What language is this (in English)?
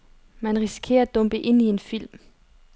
Danish